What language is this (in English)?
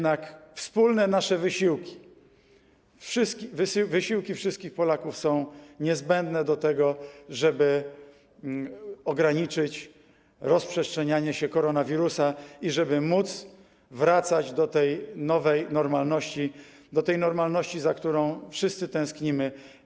Polish